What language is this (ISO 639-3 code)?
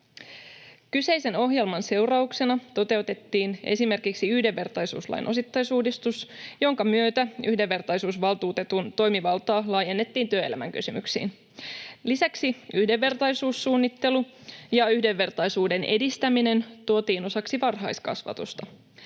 fin